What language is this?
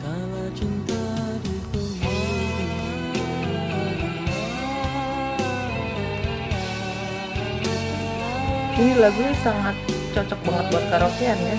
Indonesian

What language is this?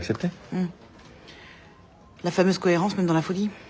Japanese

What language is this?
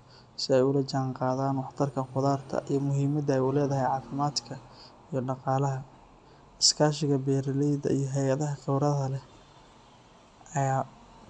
Somali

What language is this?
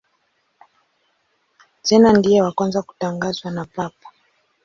Swahili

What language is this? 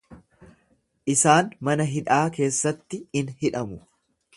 Oromo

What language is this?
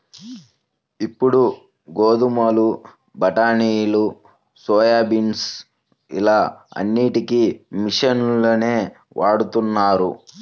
Telugu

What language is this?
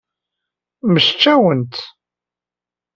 Kabyle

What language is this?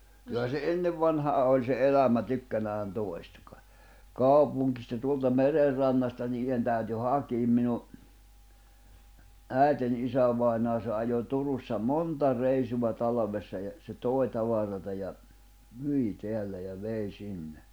Finnish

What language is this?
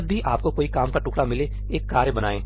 Hindi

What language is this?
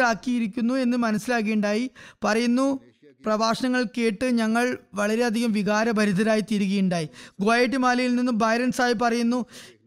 Malayalam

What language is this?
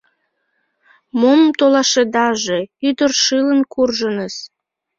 Mari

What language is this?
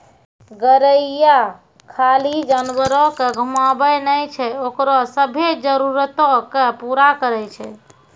Maithili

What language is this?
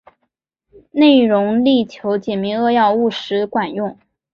Chinese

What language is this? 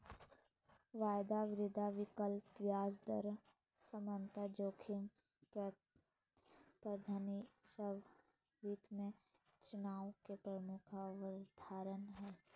Magahi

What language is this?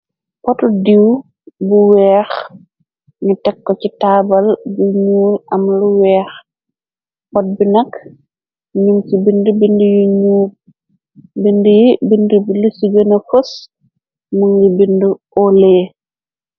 Wolof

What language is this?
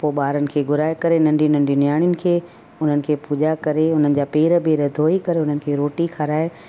Sindhi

